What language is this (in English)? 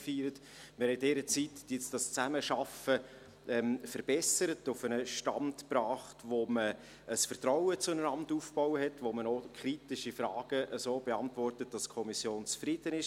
Swiss German